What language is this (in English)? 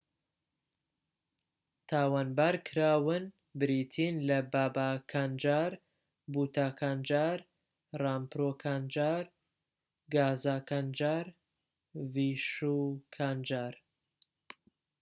Central Kurdish